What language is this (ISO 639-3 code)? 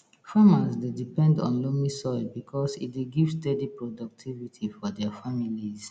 pcm